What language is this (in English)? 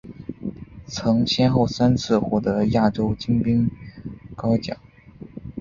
Chinese